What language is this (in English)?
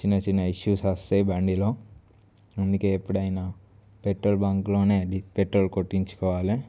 Telugu